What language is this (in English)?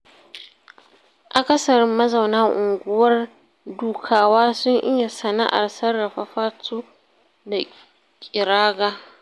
Hausa